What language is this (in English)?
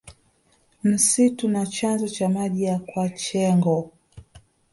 Swahili